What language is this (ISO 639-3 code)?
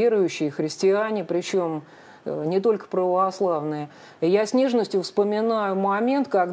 rus